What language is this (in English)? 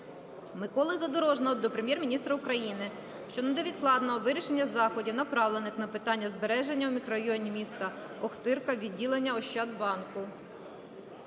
Ukrainian